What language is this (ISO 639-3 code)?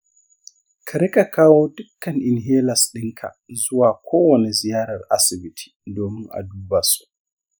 hau